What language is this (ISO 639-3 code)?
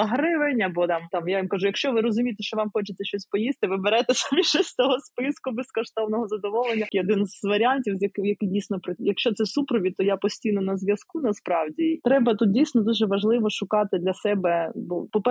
ukr